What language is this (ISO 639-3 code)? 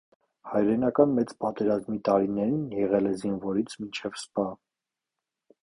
hye